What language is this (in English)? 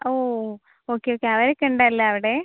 Malayalam